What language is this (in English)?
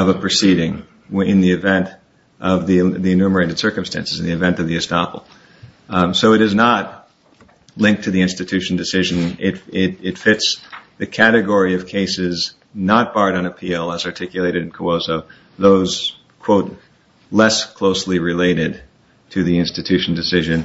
English